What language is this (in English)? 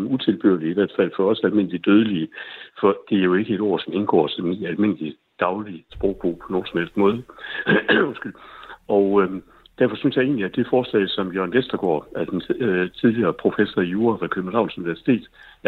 Danish